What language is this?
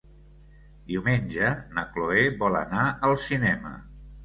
Catalan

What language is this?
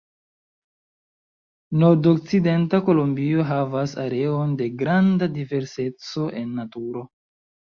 Esperanto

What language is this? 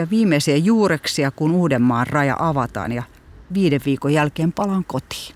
Finnish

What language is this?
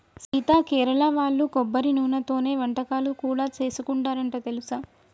Telugu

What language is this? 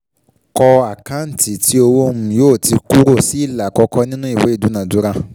Yoruba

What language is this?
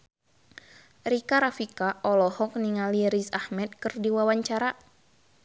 Sundanese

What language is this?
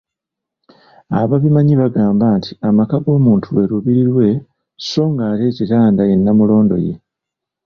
Ganda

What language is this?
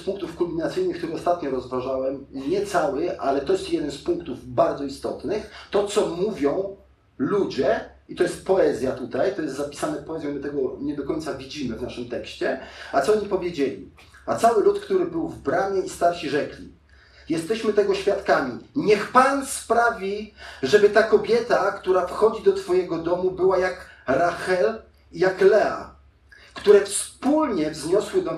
Polish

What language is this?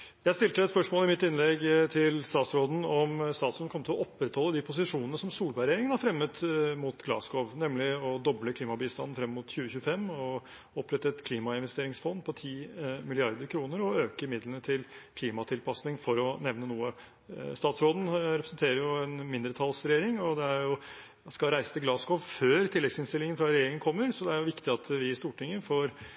Norwegian Bokmål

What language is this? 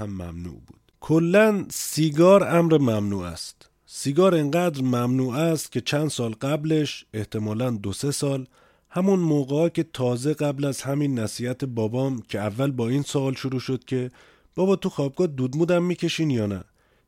Persian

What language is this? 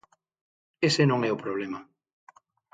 Galician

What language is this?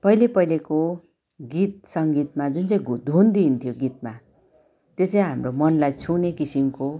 Nepali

